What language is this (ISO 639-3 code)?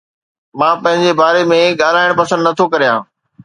snd